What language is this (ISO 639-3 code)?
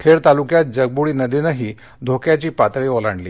mar